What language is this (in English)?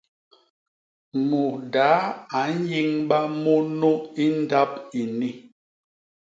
Basaa